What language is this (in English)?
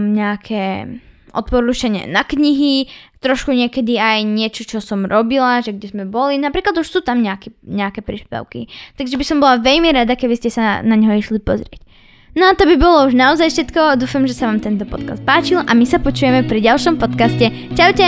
Slovak